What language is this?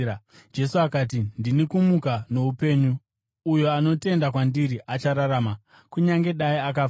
Shona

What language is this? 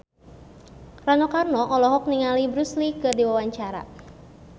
Sundanese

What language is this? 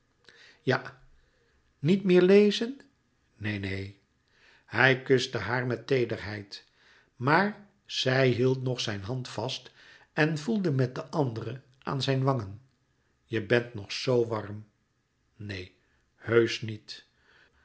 Dutch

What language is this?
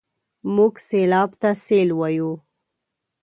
Pashto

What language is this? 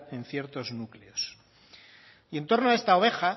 Spanish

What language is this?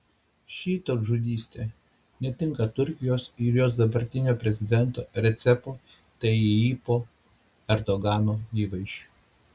Lithuanian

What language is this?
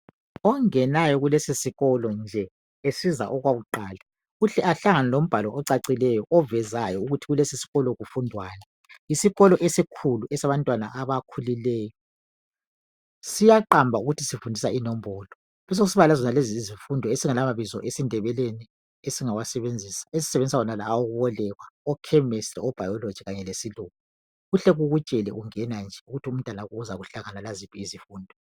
North Ndebele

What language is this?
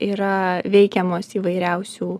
Lithuanian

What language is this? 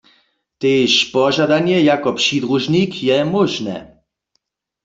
Upper Sorbian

